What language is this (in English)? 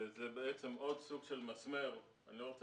Hebrew